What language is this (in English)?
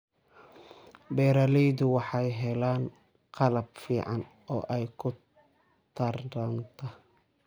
Somali